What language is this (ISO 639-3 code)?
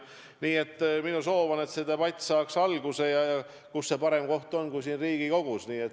est